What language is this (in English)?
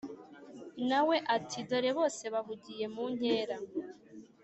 Kinyarwanda